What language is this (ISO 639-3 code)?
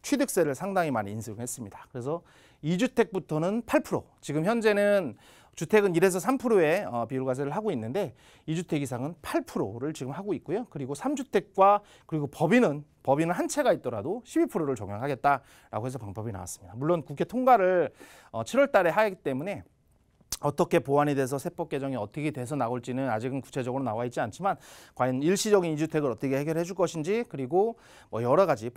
kor